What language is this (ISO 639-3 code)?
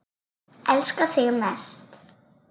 isl